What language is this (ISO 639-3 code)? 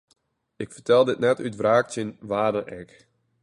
fry